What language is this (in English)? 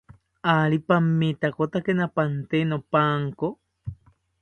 South Ucayali Ashéninka